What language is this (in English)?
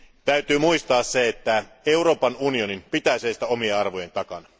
Finnish